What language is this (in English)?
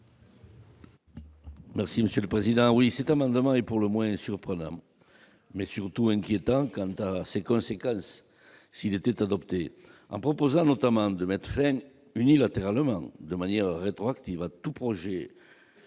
French